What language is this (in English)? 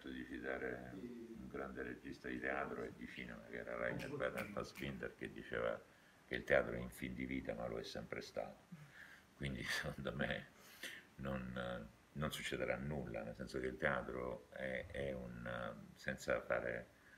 Italian